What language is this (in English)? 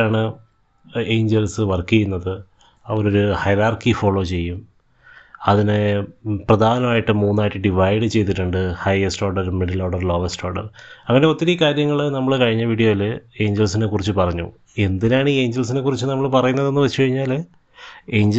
Malayalam